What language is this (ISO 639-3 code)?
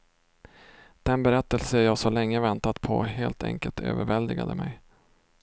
swe